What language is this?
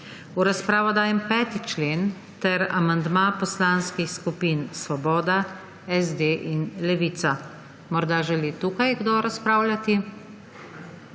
Slovenian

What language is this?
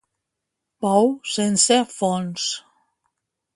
Catalan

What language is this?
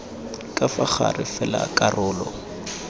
Tswana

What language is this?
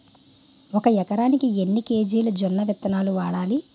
Telugu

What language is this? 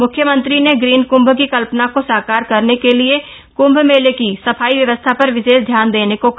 Hindi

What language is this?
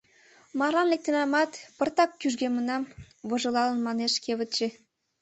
Mari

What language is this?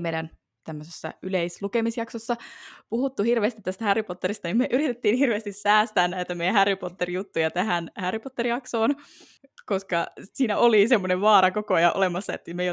Finnish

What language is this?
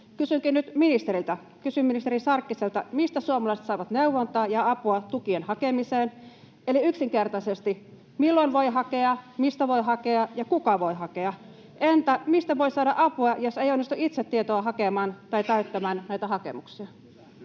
Finnish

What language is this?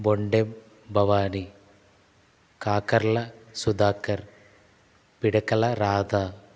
Telugu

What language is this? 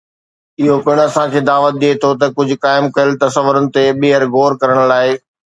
Sindhi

